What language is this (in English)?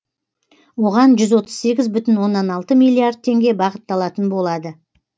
Kazakh